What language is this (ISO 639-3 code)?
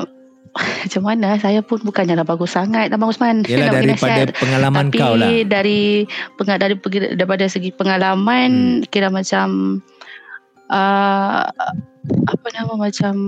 msa